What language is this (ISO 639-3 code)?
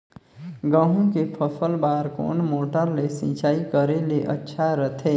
hne